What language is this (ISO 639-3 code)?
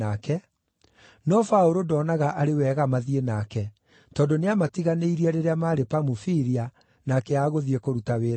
kik